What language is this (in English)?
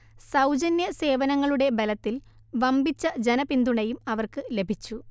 Malayalam